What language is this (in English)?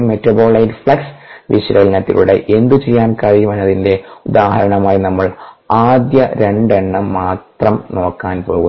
Malayalam